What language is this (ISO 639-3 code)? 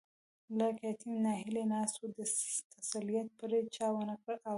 pus